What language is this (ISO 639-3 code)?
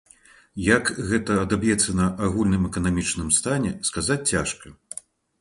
bel